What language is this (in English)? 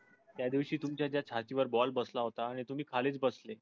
Marathi